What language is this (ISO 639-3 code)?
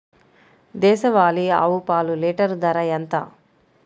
tel